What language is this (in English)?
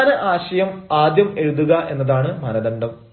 Malayalam